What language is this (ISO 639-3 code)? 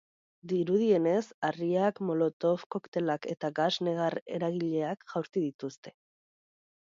eus